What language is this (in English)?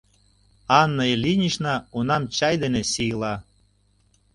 Mari